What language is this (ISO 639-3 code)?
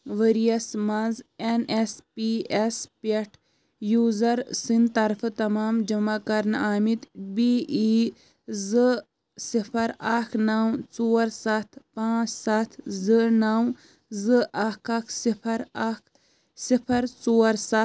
kas